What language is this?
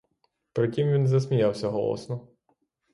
Ukrainian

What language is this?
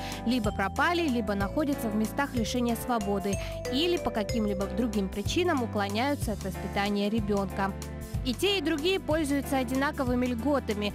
Russian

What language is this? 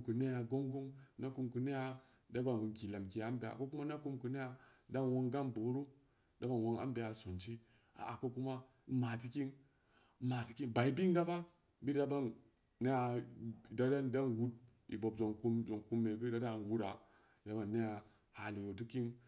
Samba Leko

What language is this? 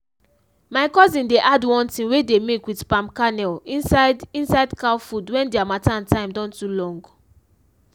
Nigerian Pidgin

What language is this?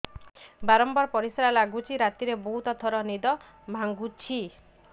Odia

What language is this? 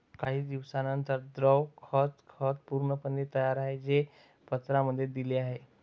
Marathi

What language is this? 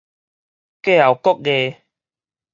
Min Nan Chinese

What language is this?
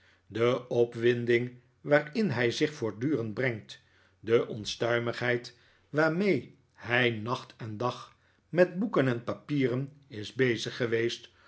Dutch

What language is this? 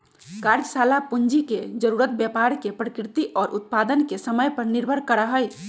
Magahi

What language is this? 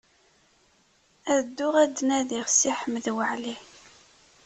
Kabyle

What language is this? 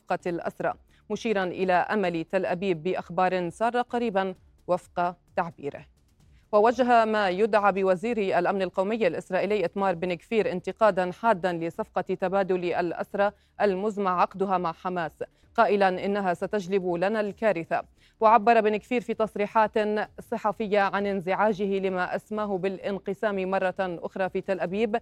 Arabic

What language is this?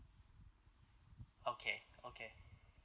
English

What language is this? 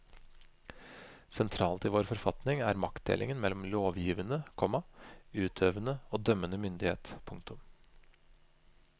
Norwegian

